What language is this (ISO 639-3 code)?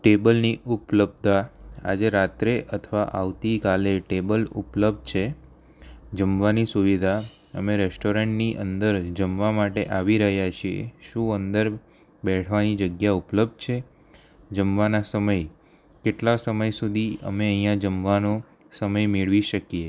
guj